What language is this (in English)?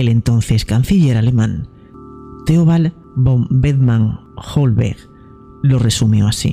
Spanish